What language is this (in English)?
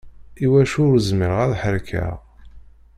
Kabyle